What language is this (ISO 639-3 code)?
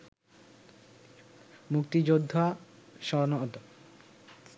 ben